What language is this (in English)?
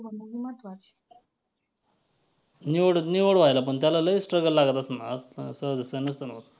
Marathi